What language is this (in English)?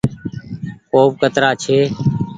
Goaria